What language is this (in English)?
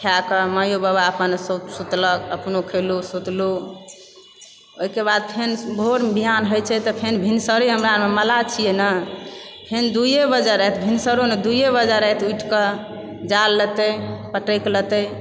Maithili